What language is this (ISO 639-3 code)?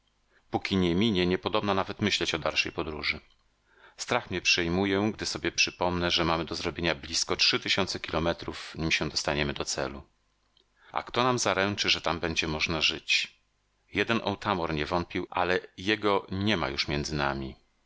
pol